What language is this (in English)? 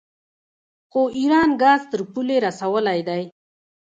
Pashto